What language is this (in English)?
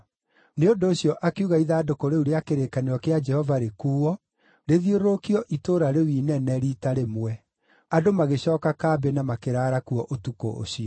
Kikuyu